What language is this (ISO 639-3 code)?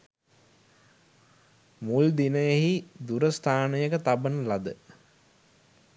sin